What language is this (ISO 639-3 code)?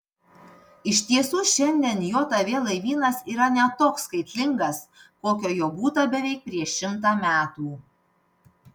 lit